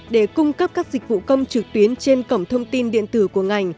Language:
Vietnamese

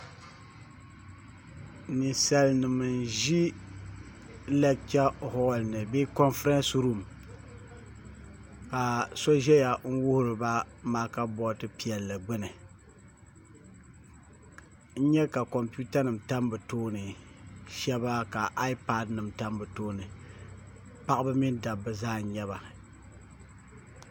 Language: Dagbani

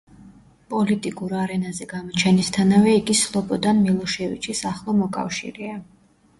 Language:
Georgian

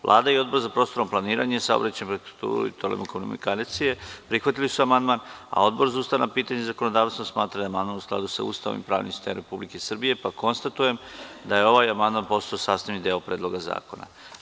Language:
Serbian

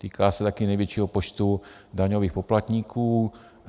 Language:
Czech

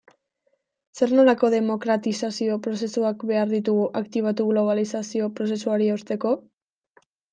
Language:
Basque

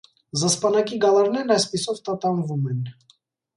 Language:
Armenian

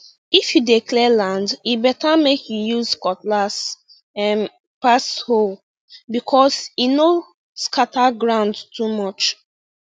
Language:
Nigerian Pidgin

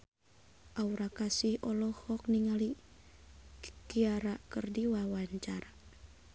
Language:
Sundanese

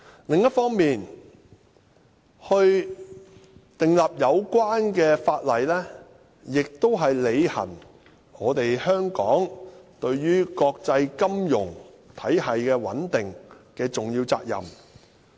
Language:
Cantonese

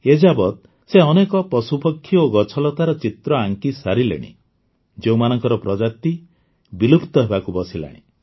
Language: Odia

